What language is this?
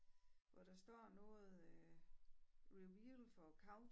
Danish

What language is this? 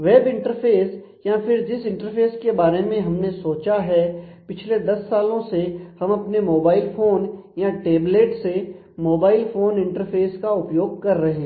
Hindi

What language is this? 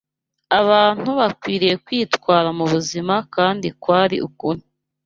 Kinyarwanda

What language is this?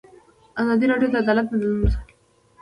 Pashto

